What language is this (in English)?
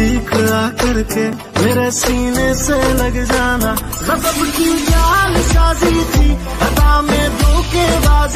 Turkish